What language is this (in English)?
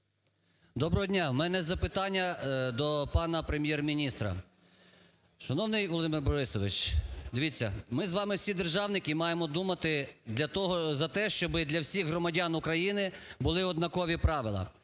Ukrainian